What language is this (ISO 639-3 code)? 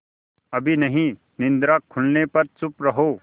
hin